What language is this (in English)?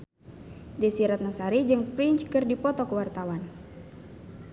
Sundanese